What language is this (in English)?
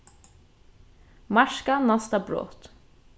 Faroese